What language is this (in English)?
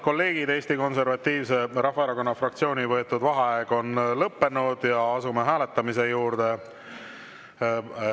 Estonian